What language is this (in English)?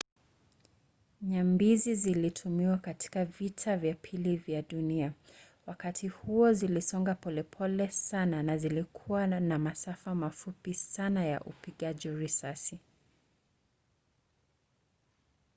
Swahili